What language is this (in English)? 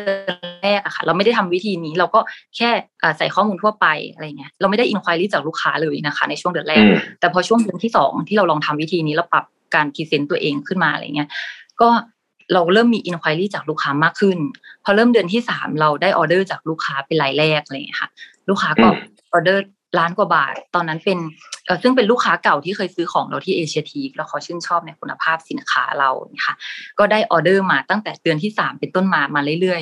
Thai